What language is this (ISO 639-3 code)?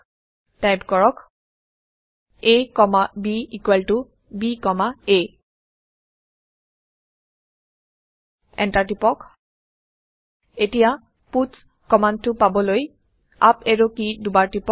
asm